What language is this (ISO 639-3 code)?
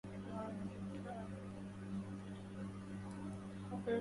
ara